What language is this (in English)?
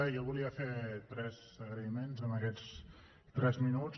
Catalan